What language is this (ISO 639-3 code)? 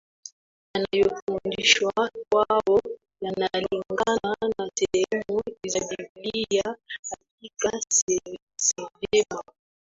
swa